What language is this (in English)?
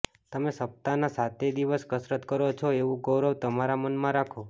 Gujarati